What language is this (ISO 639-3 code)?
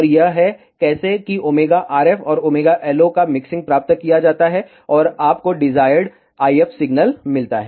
hin